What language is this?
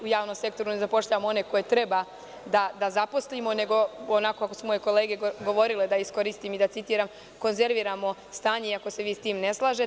Serbian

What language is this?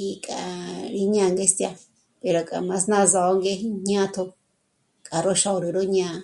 Michoacán Mazahua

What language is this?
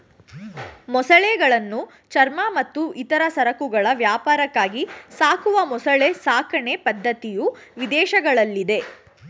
Kannada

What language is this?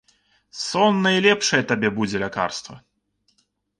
Belarusian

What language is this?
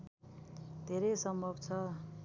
Nepali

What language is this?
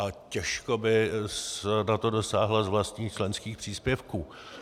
Czech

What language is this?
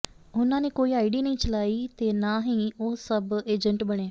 Punjabi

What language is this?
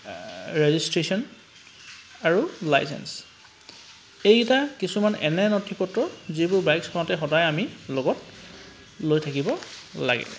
Assamese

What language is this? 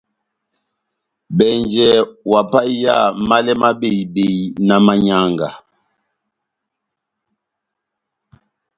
Batanga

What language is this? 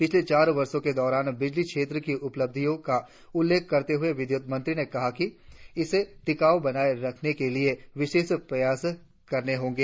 Hindi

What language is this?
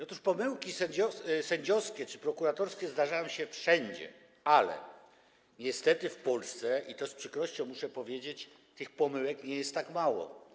Polish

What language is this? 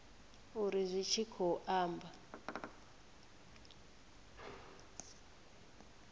Venda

